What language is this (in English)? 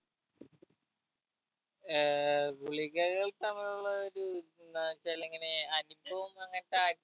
Malayalam